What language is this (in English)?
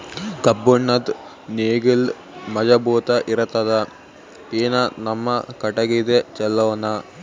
Kannada